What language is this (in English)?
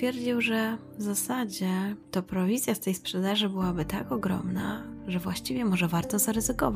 Polish